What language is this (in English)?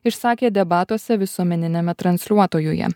Lithuanian